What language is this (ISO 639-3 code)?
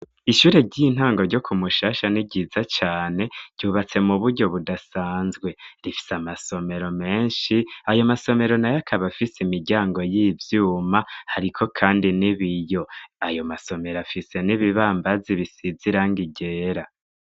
run